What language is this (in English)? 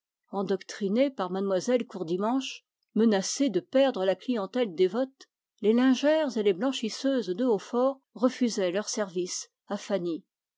French